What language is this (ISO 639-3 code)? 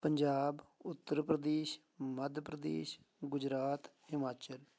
pan